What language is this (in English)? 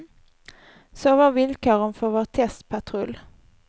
Swedish